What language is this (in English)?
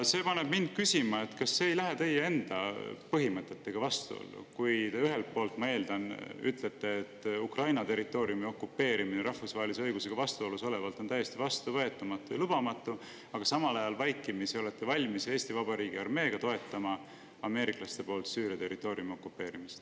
Estonian